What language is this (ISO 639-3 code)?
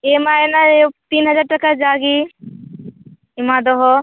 sat